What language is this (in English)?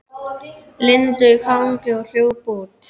Icelandic